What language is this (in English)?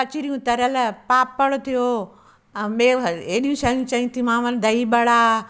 Sindhi